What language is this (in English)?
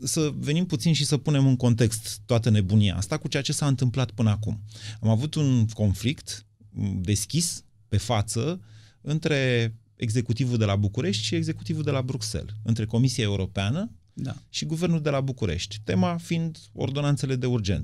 Romanian